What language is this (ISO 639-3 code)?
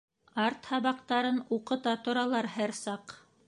bak